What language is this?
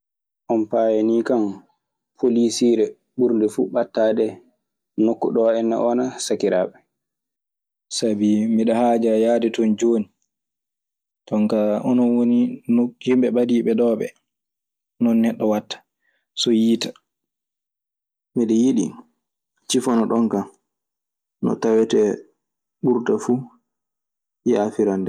Maasina Fulfulde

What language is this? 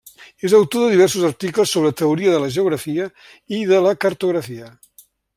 Catalan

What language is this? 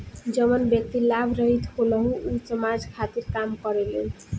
Bhojpuri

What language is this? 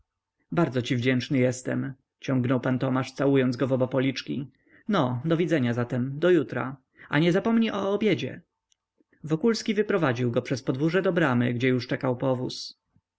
Polish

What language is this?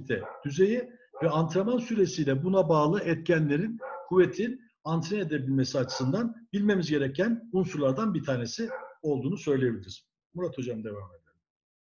Turkish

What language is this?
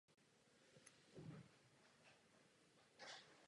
Czech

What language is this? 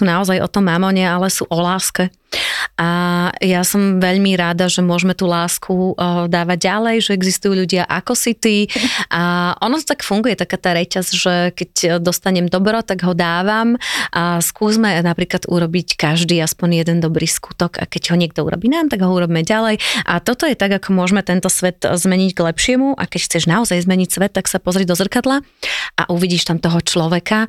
Slovak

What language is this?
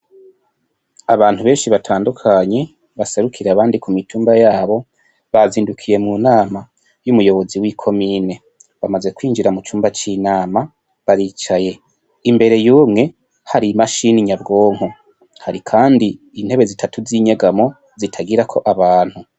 Rundi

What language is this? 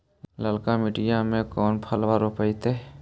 Magahi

